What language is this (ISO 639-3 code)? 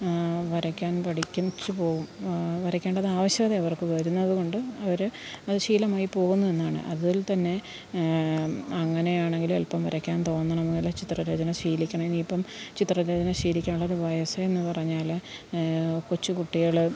mal